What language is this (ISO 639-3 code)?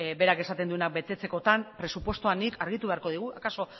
eus